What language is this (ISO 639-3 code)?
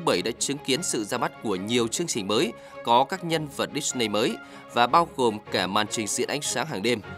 vie